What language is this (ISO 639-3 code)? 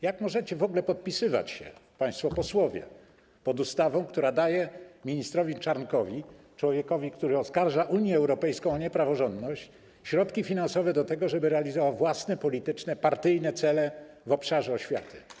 pol